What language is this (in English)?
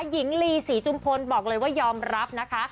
Thai